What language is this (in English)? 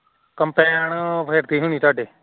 Punjabi